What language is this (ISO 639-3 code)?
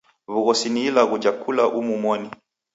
dav